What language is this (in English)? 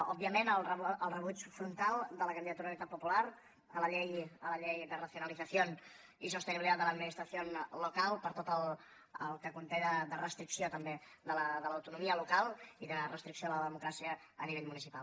Catalan